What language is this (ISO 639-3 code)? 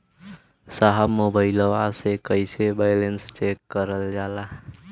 bho